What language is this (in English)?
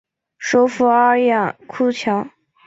Chinese